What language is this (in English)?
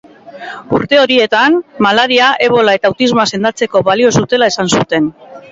Basque